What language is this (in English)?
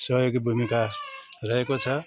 Nepali